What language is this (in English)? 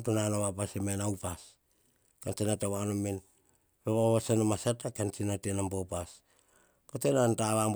Hahon